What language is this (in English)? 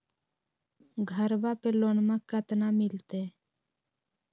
Magahi